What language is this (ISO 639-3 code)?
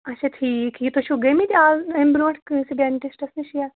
kas